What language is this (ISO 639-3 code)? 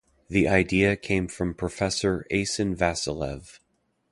eng